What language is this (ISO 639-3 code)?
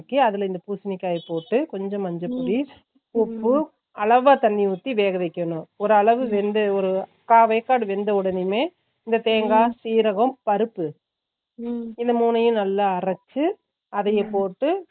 tam